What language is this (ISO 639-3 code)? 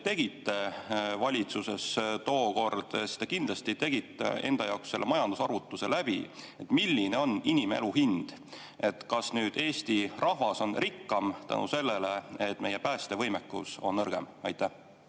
est